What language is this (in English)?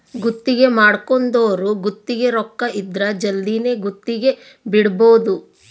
Kannada